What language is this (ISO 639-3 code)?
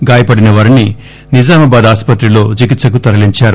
tel